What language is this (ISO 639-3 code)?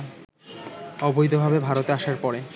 ben